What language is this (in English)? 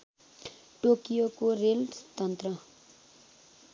Nepali